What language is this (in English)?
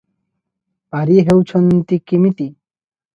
Odia